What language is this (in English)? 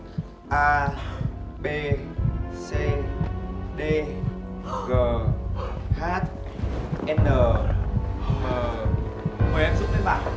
Vietnamese